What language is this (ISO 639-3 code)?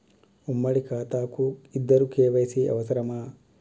tel